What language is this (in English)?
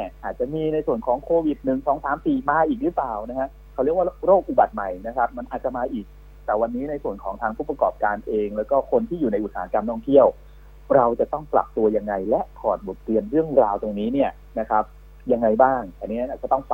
Thai